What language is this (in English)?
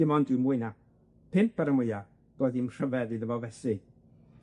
Welsh